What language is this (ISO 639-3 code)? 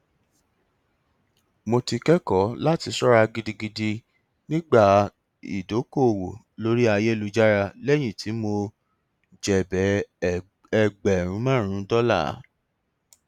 yor